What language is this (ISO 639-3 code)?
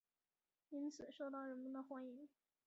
zho